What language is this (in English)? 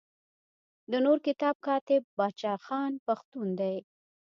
Pashto